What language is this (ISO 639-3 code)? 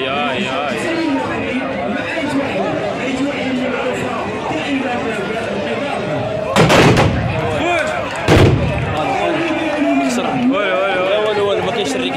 ara